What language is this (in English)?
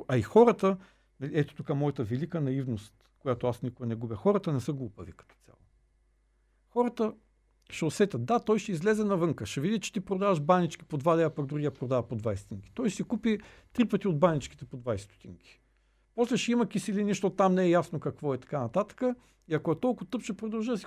Bulgarian